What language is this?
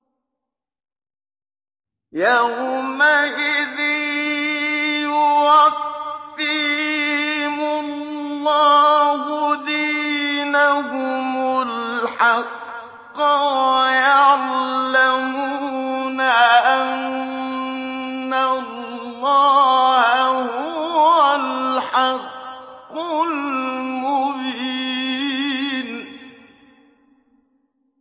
Arabic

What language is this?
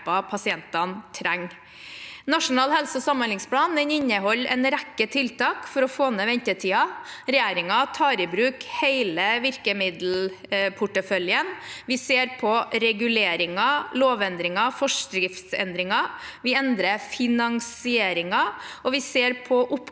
Norwegian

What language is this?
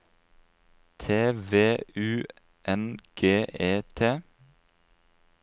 Norwegian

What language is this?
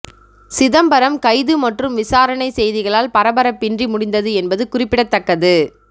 Tamil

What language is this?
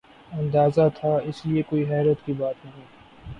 Urdu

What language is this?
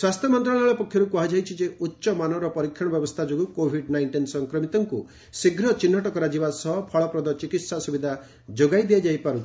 Odia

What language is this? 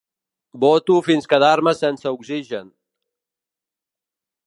Catalan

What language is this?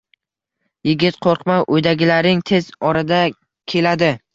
Uzbek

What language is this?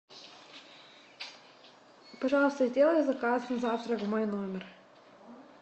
Russian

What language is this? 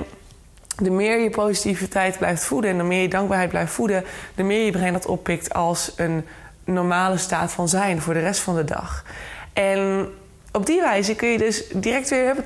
Dutch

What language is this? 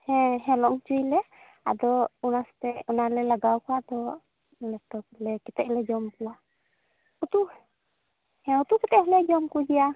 Santali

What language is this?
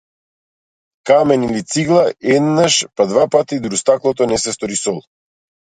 Macedonian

